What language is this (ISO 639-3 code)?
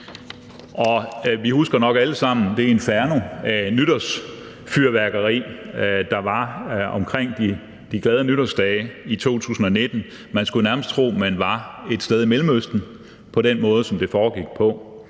dan